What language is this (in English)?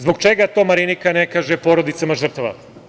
Serbian